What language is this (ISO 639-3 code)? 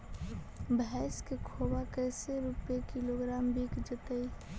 mag